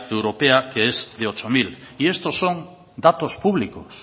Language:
Spanish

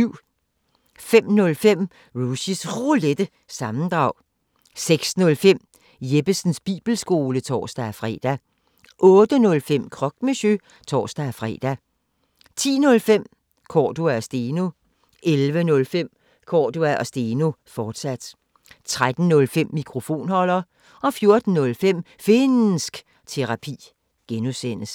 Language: Danish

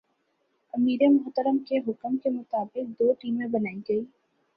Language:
Urdu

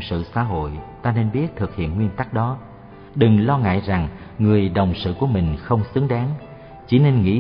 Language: Vietnamese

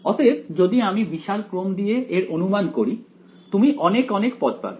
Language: Bangla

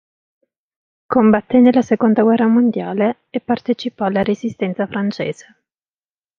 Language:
Italian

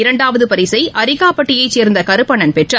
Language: Tamil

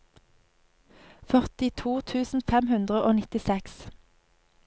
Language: Norwegian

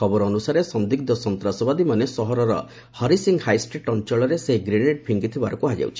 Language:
Odia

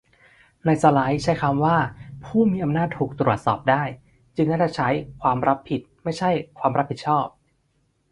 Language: Thai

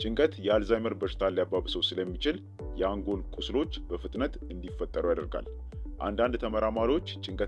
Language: Arabic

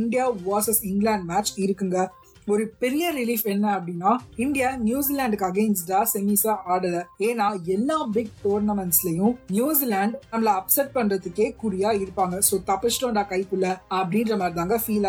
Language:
Tamil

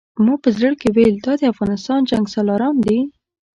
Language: Pashto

